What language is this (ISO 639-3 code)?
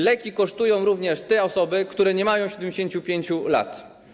pol